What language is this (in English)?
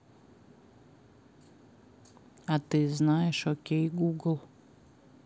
Russian